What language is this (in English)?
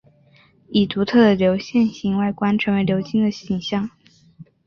Chinese